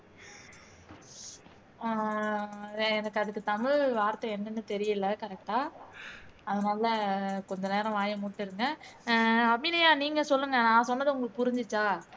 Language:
Tamil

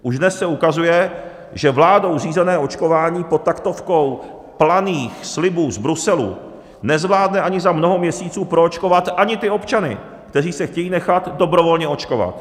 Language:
Czech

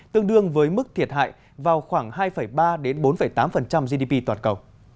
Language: Vietnamese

